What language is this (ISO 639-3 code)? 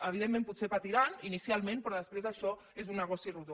cat